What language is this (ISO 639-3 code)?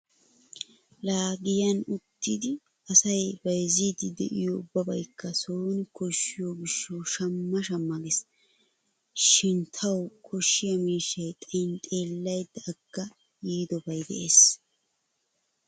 wal